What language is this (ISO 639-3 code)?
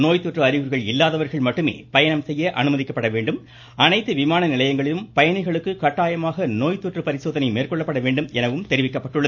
tam